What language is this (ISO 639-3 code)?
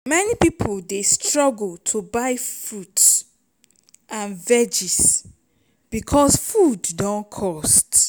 pcm